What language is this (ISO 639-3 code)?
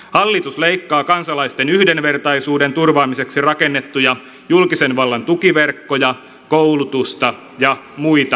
fin